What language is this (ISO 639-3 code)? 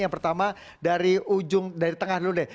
ind